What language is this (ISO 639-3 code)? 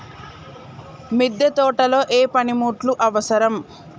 tel